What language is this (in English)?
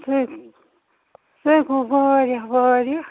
Kashmiri